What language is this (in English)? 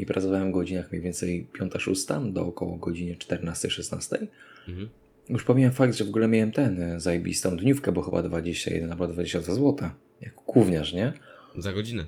Polish